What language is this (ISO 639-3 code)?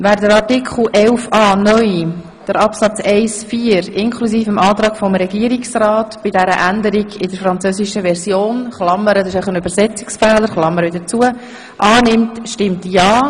gsw